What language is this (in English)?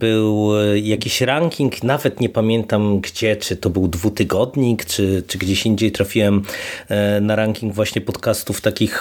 Polish